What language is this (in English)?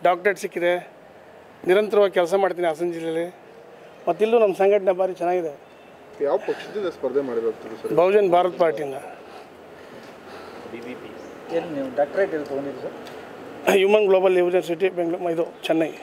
Kannada